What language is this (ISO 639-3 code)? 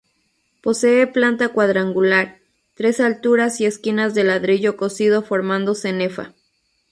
spa